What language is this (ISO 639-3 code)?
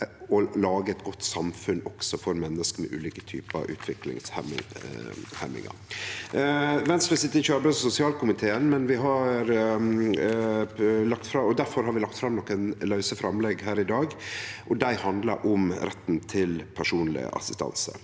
nor